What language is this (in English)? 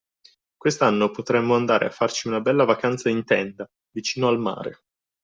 Italian